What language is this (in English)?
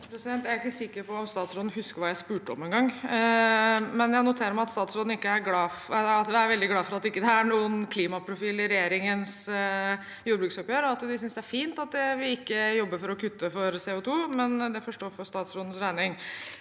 Norwegian